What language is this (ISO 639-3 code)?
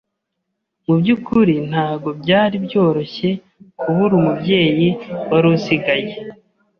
kin